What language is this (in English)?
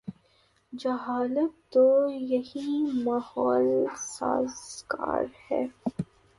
Urdu